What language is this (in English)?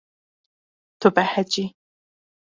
Kurdish